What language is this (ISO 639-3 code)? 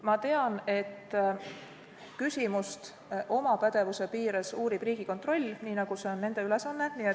est